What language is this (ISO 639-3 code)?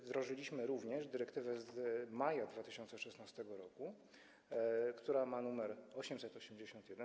pol